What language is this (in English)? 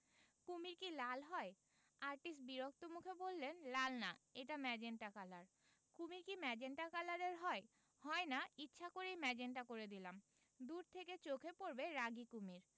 Bangla